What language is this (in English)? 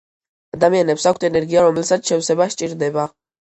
Georgian